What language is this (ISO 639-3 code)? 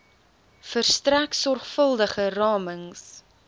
afr